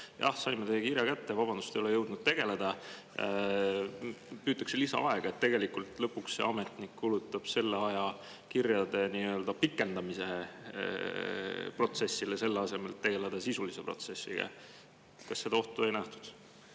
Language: Estonian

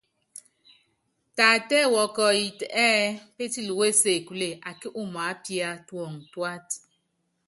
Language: Yangben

